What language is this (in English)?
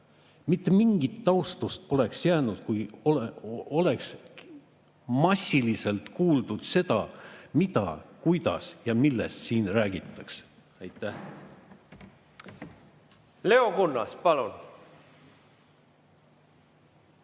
Estonian